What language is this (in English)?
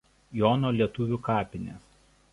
Lithuanian